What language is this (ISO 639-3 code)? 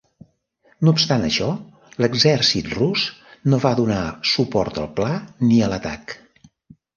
cat